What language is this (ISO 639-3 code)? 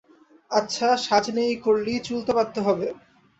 ben